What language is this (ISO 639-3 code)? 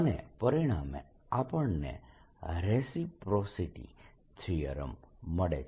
guj